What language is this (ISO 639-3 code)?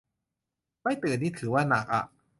tha